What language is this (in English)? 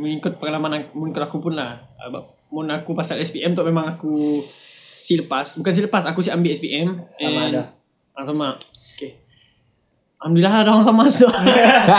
Malay